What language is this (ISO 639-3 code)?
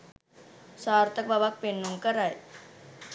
sin